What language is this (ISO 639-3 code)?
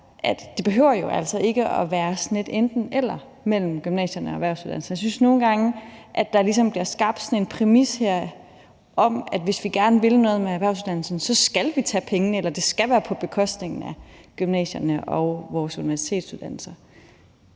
dan